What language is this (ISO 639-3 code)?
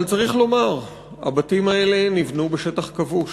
heb